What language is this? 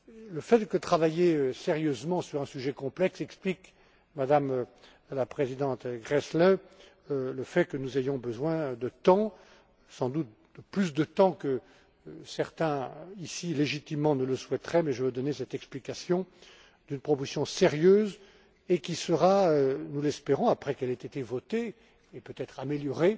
French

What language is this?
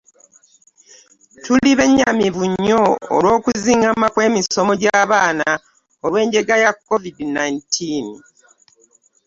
Ganda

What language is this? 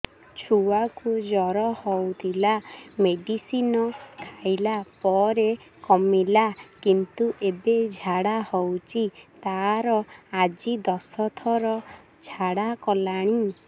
Odia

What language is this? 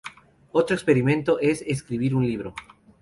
Spanish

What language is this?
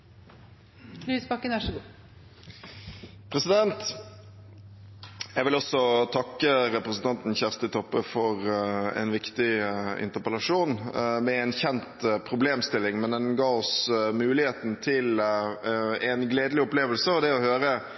Norwegian Bokmål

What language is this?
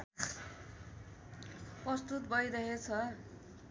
Nepali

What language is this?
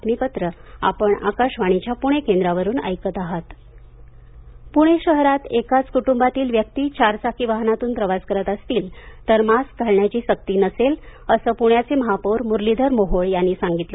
Marathi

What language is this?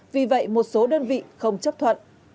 Vietnamese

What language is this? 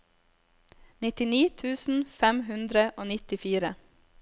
Norwegian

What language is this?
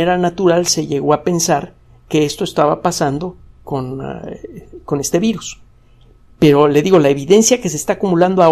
Spanish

